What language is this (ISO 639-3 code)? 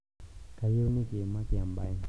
mas